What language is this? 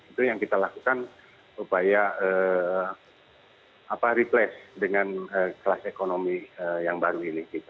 Indonesian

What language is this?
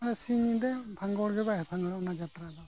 Santali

